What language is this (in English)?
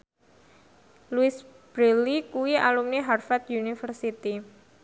Javanese